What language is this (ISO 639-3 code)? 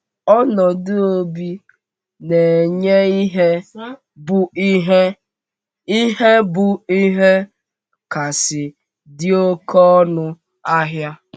ibo